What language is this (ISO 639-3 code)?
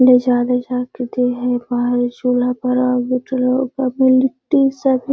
mag